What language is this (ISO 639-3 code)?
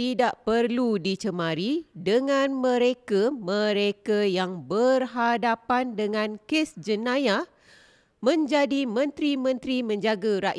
msa